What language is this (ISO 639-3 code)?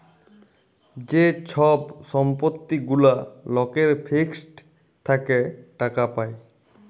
ben